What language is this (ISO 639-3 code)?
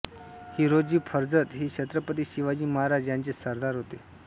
mar